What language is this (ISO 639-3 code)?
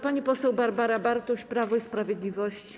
pol